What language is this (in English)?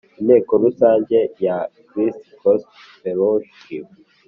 Kinyarwanda